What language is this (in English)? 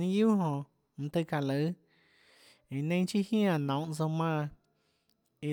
Tlacoatzintepec Chinantec